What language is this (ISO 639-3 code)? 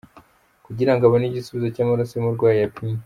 kin